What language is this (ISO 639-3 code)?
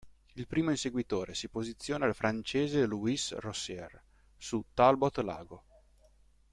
ita